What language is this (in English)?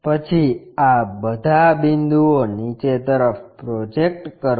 Gujarati